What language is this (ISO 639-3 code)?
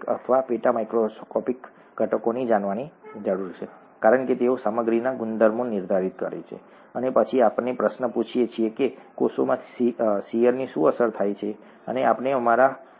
guj